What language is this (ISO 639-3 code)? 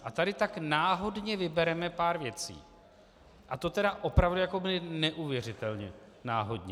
ces